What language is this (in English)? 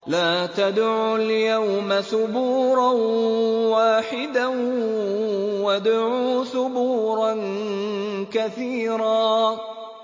Arabic